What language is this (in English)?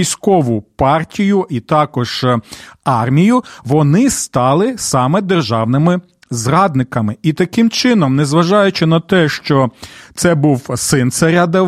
Ukrainian